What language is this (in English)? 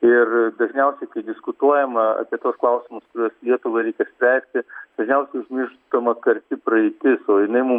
Lithuanian